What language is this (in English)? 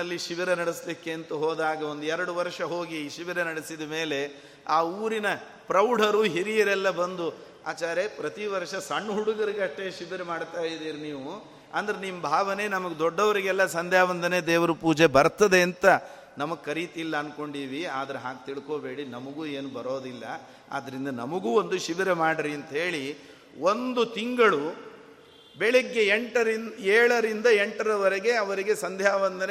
Kannada